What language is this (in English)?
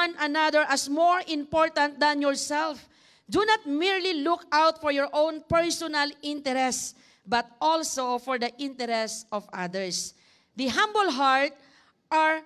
English